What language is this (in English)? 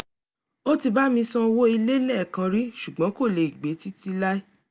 Yoruba